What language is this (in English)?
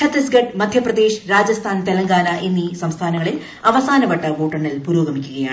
Malayalam